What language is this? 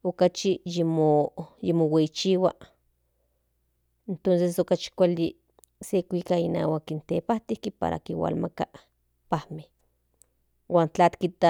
Central Nahuatl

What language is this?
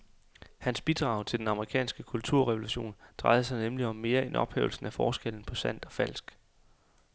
Danish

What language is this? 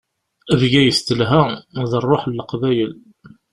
Kabyle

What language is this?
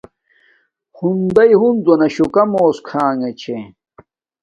Domaaki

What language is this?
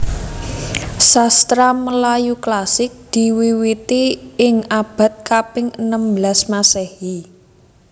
Javanese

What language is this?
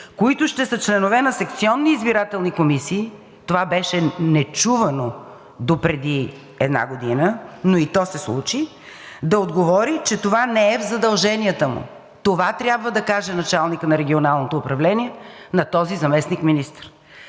Bulgarian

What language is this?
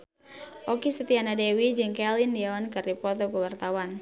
Sundanese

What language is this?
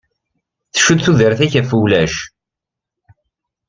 Kabyle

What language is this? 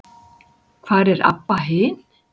Icelandic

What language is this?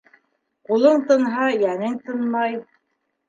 Bashkir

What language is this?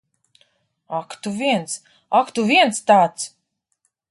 Latvian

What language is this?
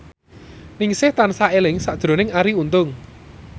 Javanese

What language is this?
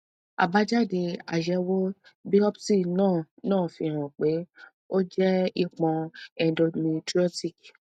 Yoruba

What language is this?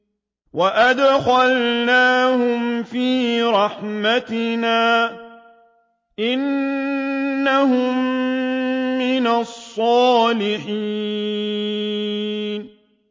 Arabic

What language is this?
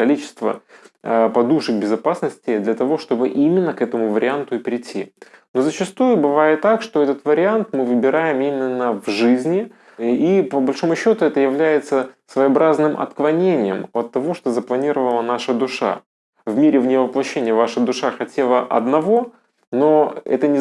Russian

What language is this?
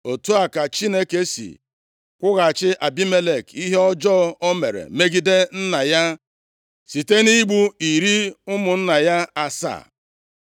Igbo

